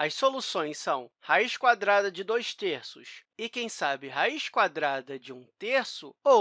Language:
Portuguese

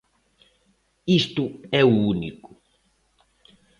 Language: Galician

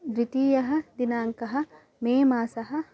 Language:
Sanskrit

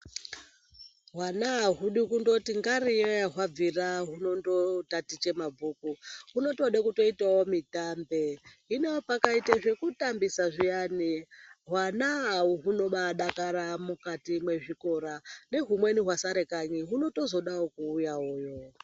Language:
Ndau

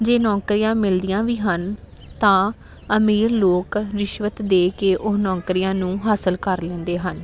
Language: Punjabi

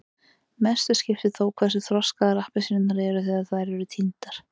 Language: Icelandic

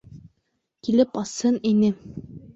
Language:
Bashkir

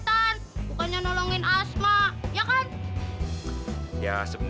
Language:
Indonesian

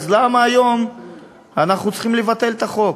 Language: Hebrew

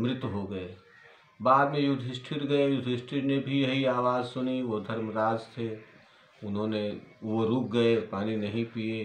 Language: Hindi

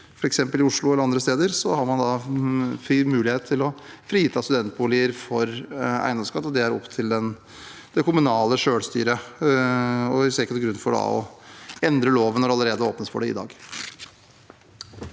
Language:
Norwegian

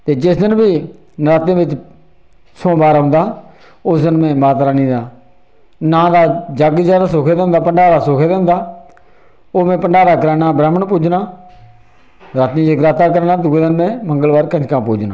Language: Dogri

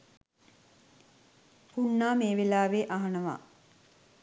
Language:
Sinhala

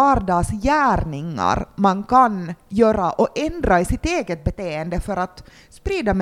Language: Swedish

